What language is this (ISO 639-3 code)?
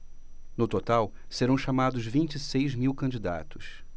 por